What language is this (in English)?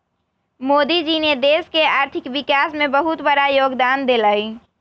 Magahi